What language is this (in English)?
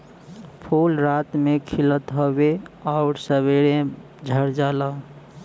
Bhojpuri